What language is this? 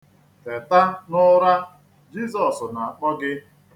Igbo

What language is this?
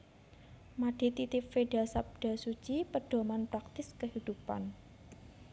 Javanese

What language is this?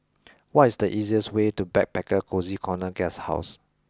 English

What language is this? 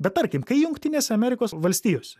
Lithuanian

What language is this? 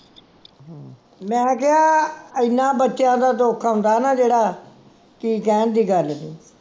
Punjabi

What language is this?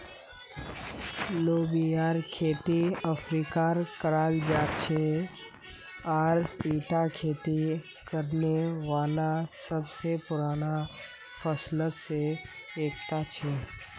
Magahi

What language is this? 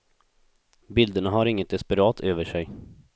Swedish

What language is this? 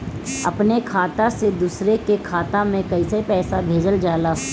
Bhojpuri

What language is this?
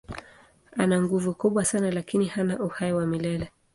Swahili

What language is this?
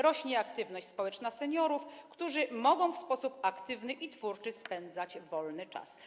Polish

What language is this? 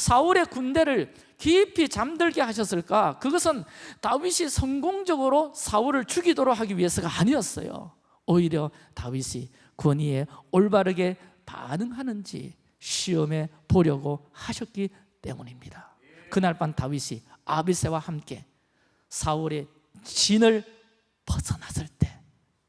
Korean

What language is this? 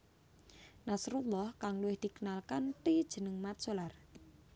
Javanese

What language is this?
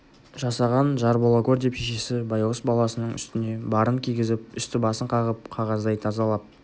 Kazakh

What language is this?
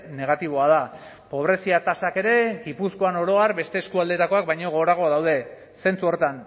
Basque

